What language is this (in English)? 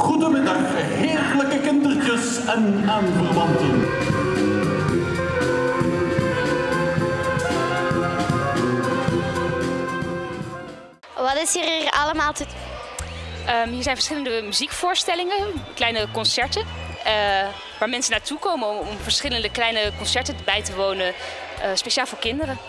Dutch